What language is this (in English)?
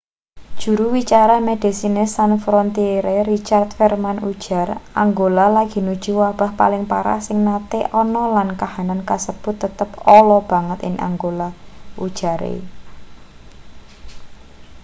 Javanese